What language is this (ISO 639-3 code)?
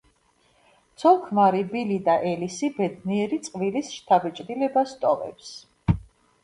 kat